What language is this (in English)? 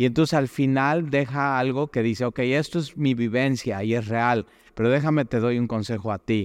Spanish